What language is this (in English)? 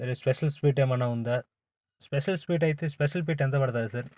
Telugu